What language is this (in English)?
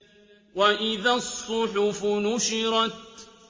Arabic